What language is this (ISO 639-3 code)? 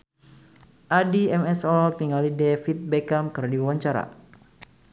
sun